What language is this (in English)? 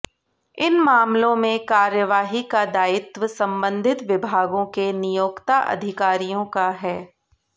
Hindi